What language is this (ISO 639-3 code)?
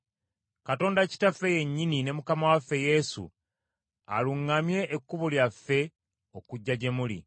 lug